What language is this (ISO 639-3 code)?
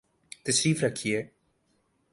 urd